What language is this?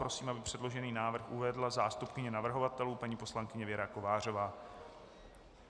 Czech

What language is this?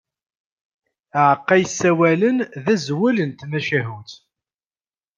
Kabyle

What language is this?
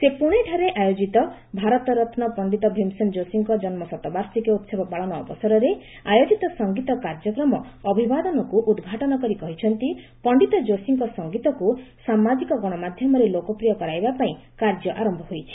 Odia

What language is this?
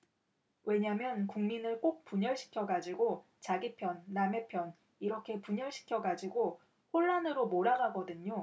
Korean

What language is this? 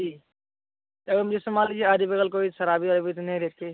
Hindi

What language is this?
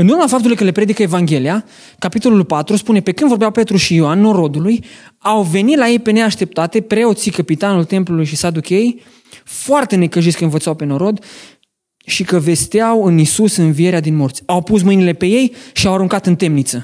Romanian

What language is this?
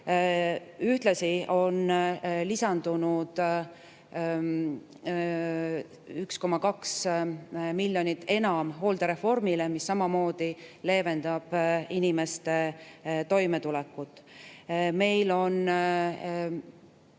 Estonian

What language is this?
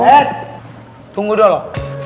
Indonesian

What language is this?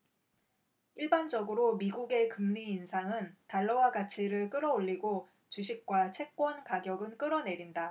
Korean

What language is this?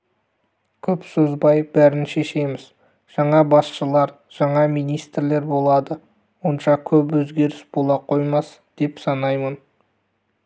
Kazakh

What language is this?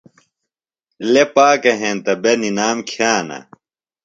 Phalura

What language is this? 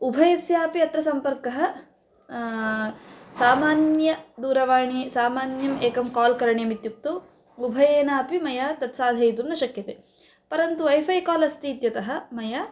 Sanskrit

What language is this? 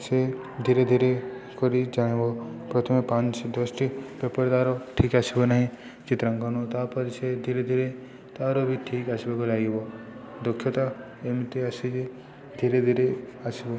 Odia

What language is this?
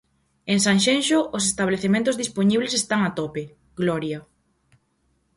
Galician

